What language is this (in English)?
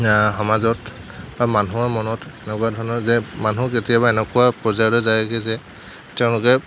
Assamese